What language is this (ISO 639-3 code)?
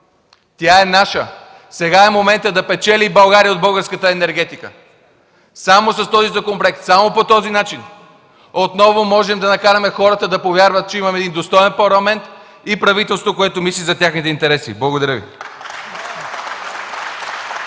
bul